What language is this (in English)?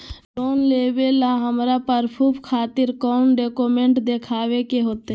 Magahi